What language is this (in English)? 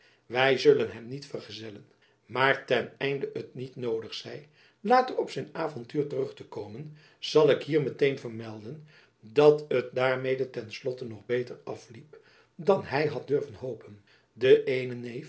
Dutch